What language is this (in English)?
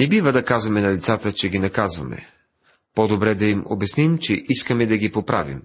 Bulgarian